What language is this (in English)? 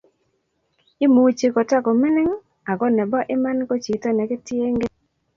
Kalenjin